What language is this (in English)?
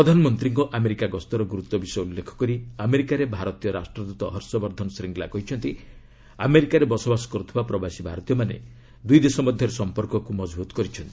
Odia